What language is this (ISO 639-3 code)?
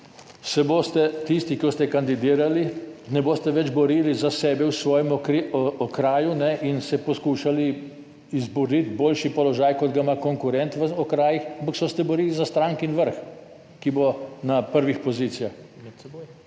slv